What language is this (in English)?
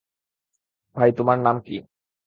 Bangla